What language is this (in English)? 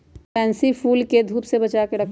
Magahi